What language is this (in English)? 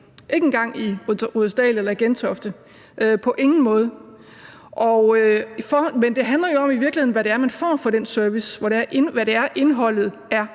Danish